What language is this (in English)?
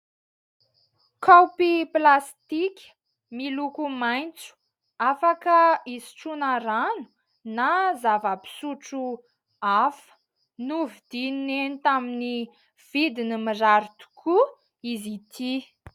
Malagasy